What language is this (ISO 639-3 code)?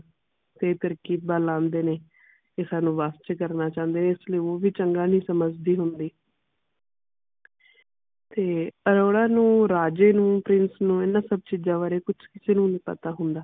pan